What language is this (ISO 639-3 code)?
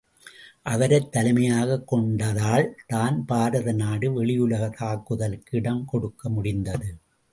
tam